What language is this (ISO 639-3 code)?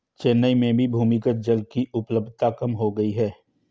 hin